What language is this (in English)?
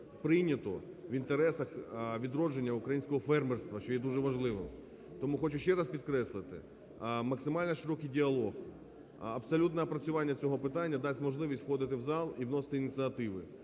Ukrainian